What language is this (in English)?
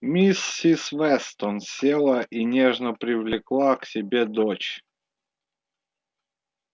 Russian